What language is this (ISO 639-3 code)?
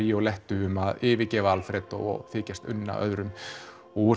isl